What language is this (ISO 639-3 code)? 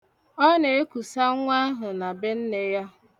ibo